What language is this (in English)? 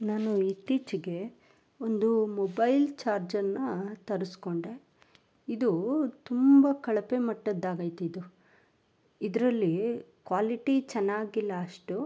Kannada